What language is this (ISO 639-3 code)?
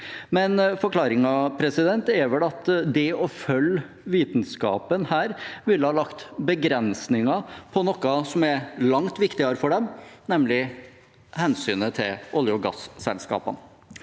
nor